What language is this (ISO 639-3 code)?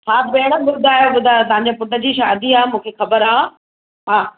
snd